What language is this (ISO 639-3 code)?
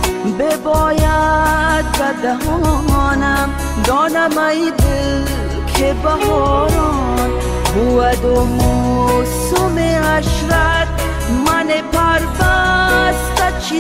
fas